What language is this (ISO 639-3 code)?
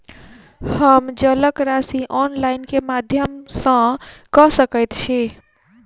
mai